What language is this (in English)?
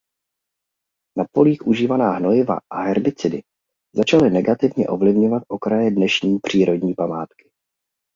Czech